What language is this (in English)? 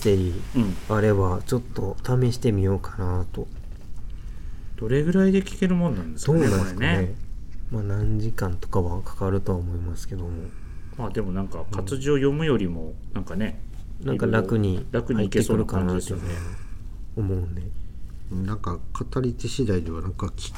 Japanese